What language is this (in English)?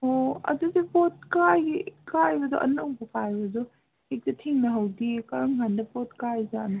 Manipuri